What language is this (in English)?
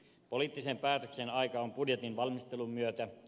Finnish